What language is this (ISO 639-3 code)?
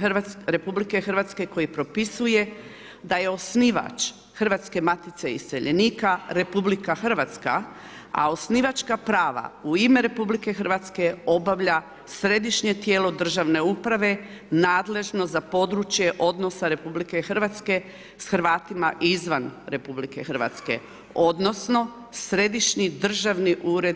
hrv